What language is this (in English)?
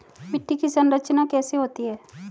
Hindi